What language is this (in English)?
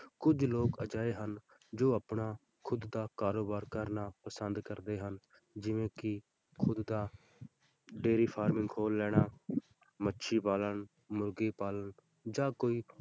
Punjabi